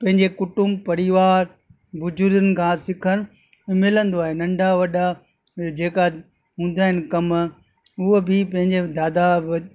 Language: Sindhi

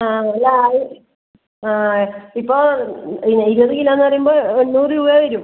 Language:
Malayalam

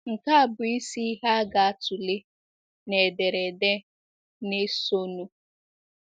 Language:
Igbo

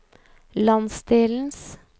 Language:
Norwegian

